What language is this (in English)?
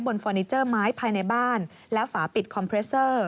Thai